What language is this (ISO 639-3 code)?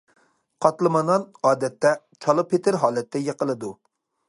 uig